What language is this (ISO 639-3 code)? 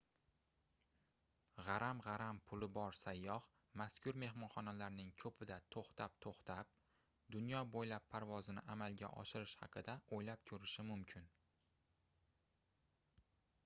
uzb